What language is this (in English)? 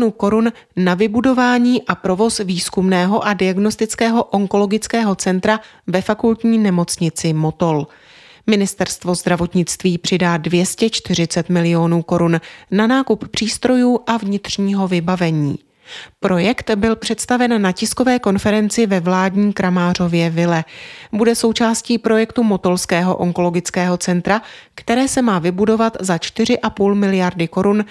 Czech